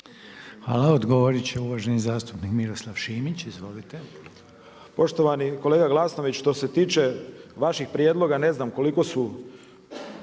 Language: Croatian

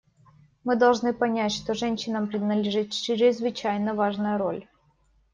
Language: Russian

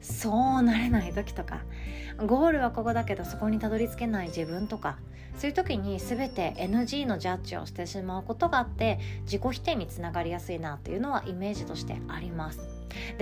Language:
Japanese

